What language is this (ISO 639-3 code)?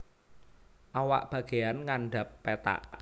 jav